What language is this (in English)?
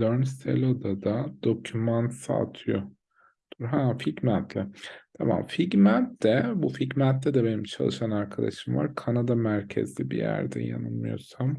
Turkish